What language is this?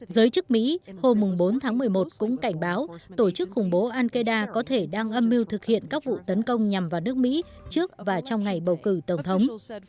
Vietnamese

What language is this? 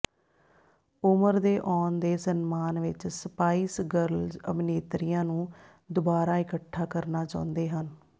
Punjabi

